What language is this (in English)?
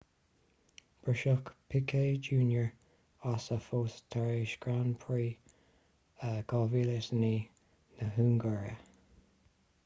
Irish